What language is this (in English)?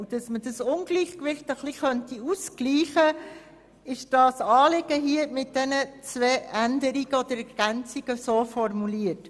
Swiss German